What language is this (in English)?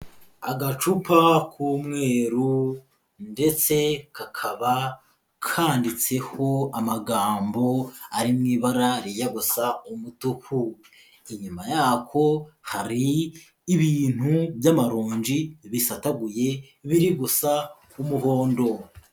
Kinyarwanda